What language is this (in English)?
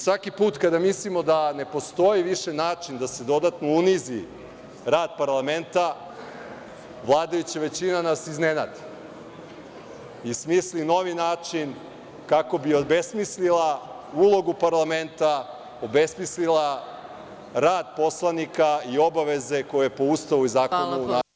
Serbian